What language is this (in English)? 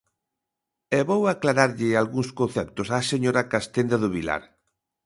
Galician